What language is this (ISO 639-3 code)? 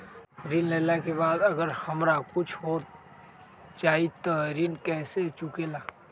mag